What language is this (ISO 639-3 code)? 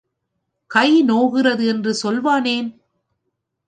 tam